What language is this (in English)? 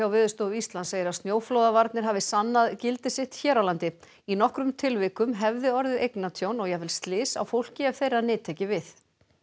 Icelandic